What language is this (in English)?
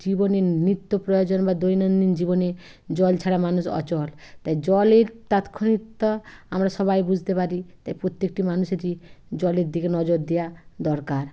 Bangla